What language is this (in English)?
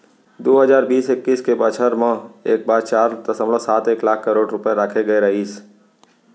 Chhattisgarhi